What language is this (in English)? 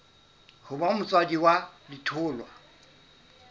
Southern Sotho